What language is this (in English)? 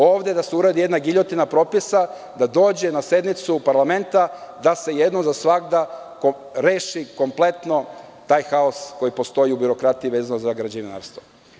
Serbian